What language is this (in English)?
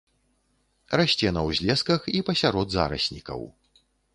Belarusian